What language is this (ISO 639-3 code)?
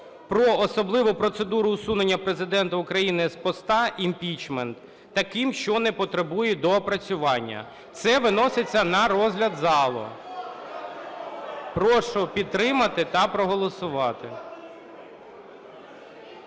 ukr